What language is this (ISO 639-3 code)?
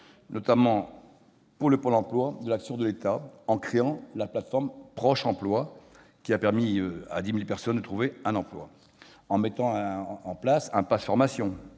fra